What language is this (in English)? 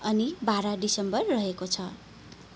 Nepali